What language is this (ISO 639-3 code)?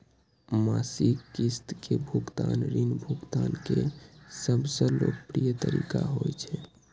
mai